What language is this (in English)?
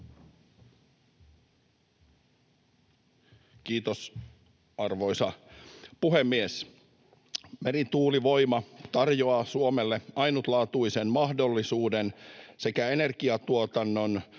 Finnish